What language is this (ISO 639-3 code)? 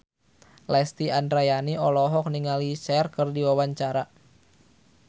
sun